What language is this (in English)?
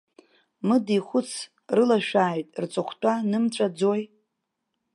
Abkhazian